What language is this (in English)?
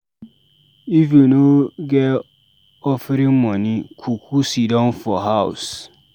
Nigerian Pidgin